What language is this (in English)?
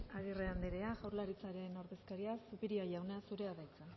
Basque